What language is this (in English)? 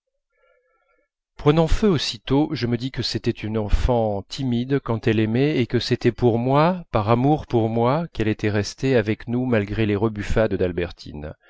French